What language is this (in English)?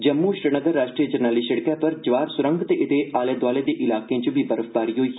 Dogri